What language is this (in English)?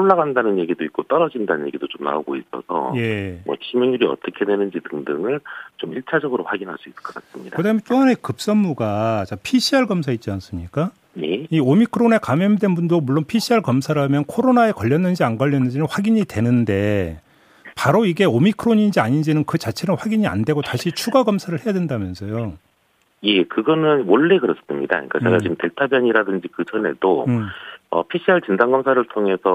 Korean